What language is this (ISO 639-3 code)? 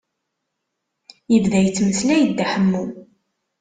kab